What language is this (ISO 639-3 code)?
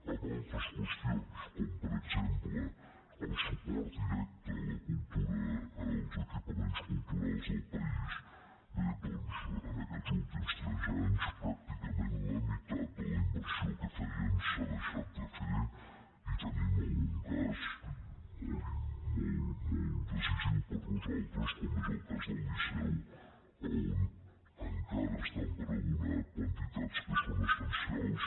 cat